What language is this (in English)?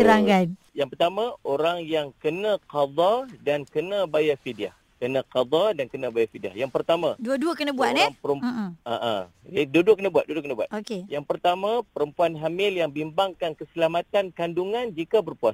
Malay